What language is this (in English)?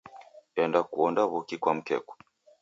Taita